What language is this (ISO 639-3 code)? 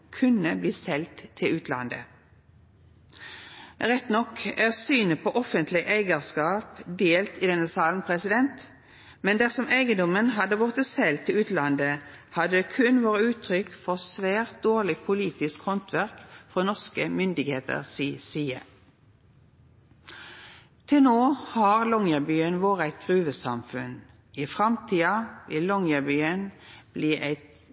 nno